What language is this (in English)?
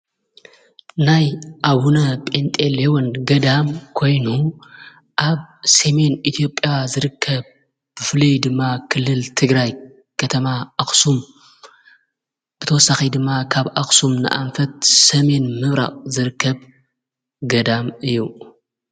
Tigrinya